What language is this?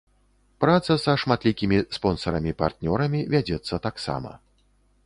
Belarusian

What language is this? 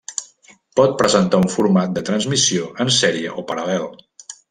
Catalan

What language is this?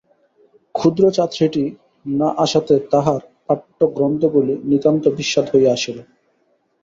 Bangla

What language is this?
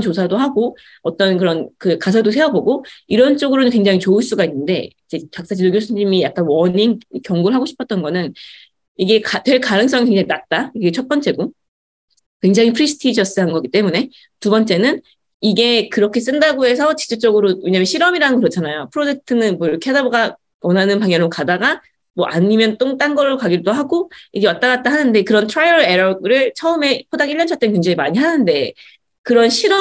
Korean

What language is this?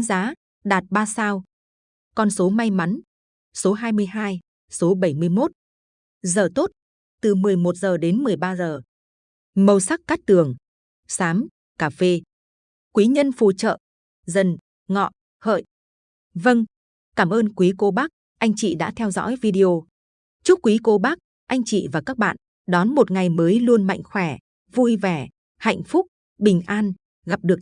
Vietnamese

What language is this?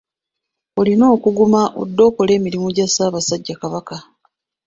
Ganda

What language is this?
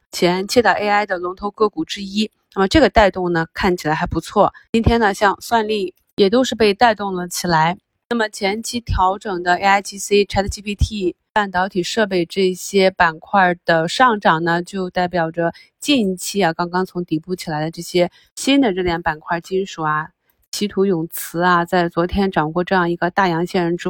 Chinese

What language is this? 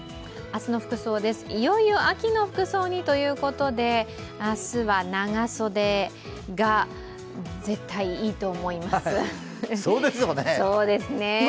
Japanese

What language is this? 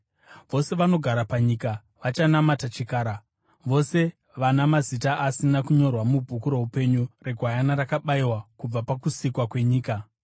Shona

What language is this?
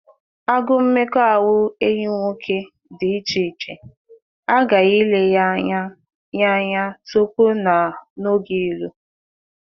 Igbo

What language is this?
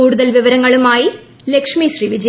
Malayalam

